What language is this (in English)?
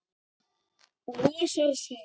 Icelandic